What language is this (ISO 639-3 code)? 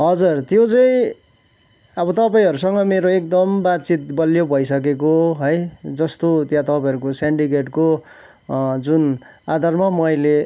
nep